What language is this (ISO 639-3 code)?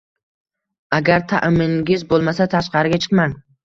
uzb